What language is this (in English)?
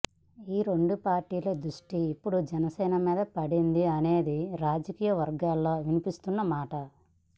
Telugu